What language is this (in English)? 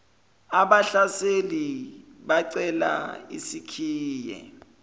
Zulu